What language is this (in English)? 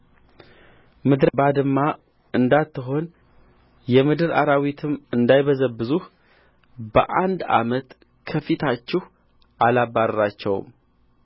Amharic